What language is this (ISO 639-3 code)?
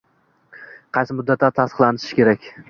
uzb